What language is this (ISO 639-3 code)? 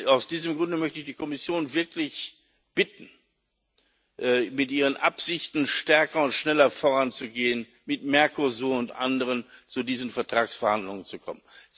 deu